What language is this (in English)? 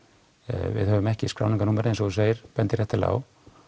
Icelandic